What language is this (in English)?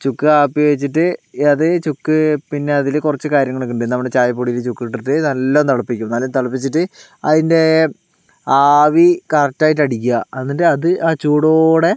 Malayalam